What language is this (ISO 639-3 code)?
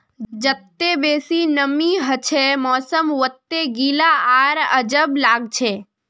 mag